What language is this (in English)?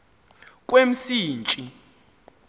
Xhosa